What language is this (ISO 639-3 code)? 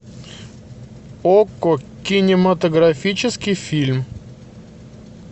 rus